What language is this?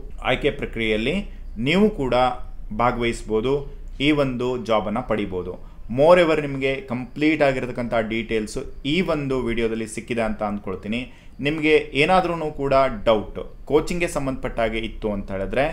Kannada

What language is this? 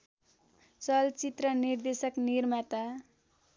Nepali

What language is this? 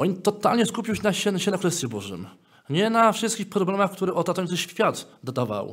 Polish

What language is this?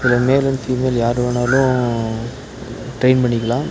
Tamil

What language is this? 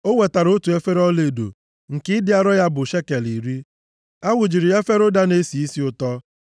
Igbo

